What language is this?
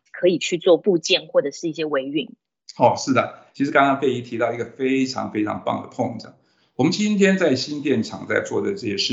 Chinese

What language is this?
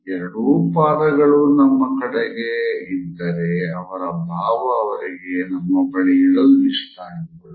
Kannada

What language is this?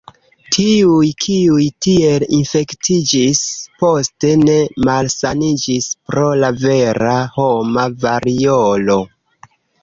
Esperanto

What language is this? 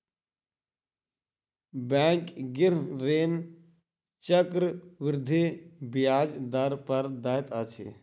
Maithili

